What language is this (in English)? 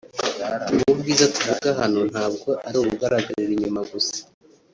Kinyarwanda